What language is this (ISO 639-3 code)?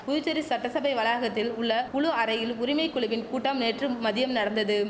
tam